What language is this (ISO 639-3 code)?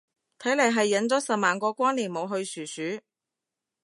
yue